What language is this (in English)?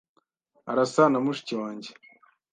Kinyarwanda